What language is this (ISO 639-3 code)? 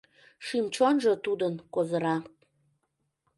chm